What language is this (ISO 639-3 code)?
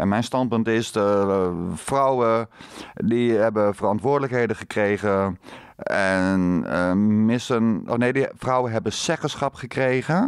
nld